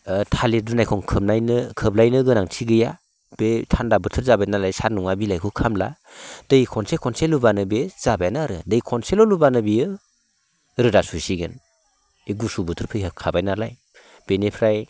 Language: Bodo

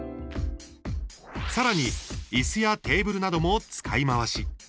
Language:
Japanese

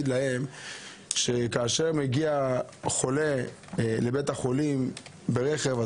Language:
Hebrew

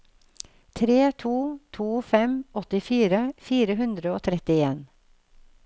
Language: Norwegian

